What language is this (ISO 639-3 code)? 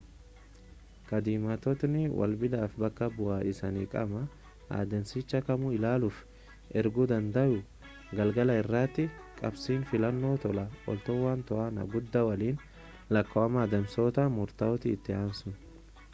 orm